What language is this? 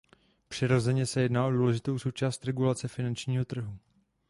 Czech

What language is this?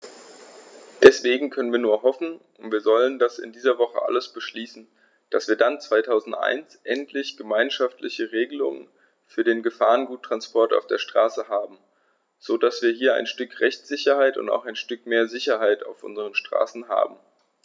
German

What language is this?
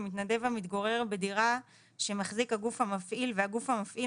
Hebrew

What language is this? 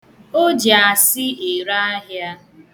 Igbo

